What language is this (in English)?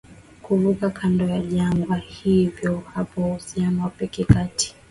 Swahili